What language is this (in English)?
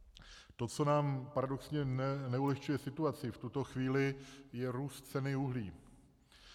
Czech